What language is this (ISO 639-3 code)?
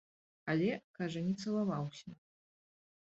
bel